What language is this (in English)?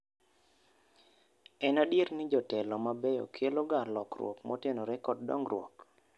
Luo (Kenya and Tanzania)